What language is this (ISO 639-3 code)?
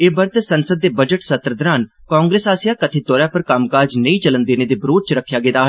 doi